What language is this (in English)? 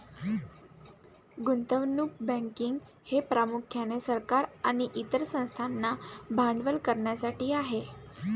Marathi